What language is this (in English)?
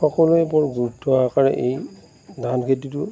Assamese